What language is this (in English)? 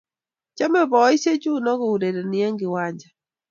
Kalenjin